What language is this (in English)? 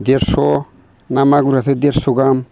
Bodo